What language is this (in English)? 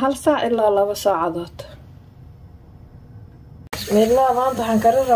Arabic